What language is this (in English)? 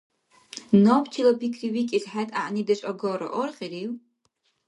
Dargwa